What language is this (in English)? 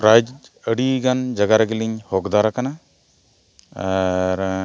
Santali